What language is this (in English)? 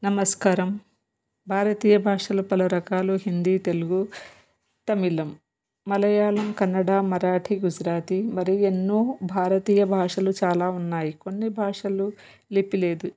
Telugu